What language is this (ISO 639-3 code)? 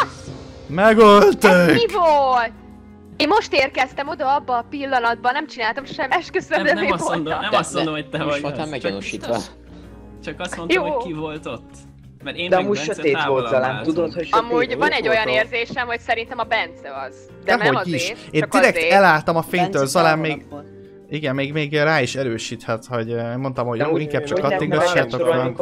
hun